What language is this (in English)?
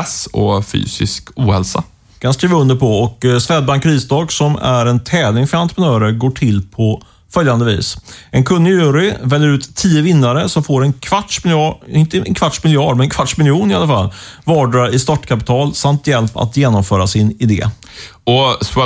Swedish